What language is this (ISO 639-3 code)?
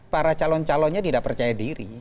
ind